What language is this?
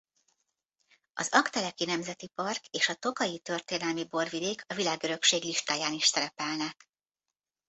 Hungarian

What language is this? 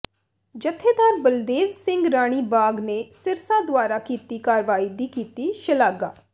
Punjabi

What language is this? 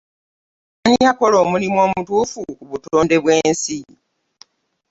Ganda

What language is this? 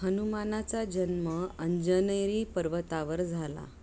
Marathi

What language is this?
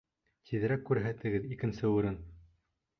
Bashkir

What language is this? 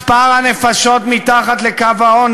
Hebrew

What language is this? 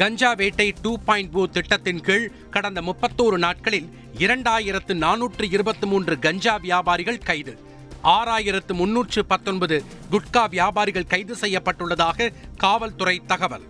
Tamil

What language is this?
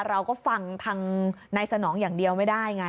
Thai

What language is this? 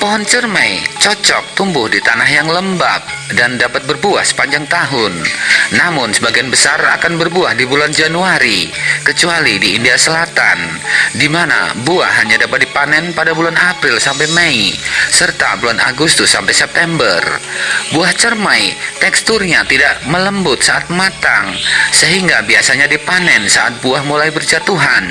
Indonesian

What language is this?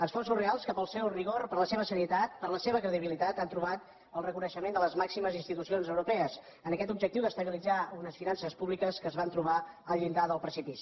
Catalan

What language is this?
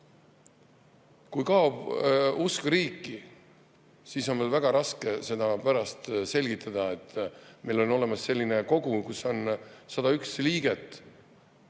Estonian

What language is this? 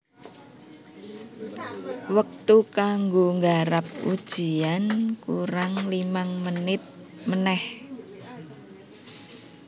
Javanese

